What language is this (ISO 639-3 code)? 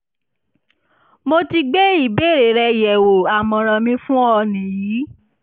yor